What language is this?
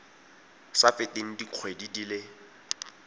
Tswana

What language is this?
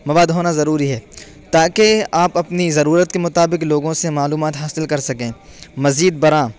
Urdu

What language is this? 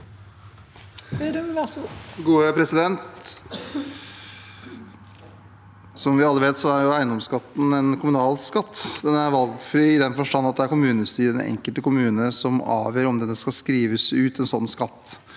Norwegian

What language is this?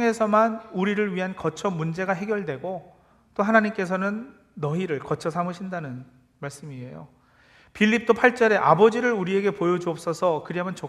Korean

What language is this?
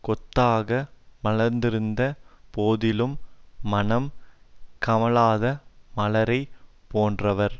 Tamil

